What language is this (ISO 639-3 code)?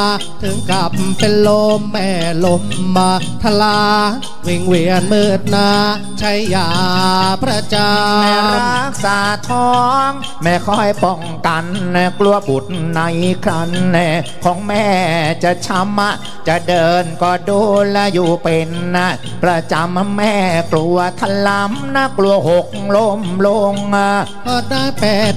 tha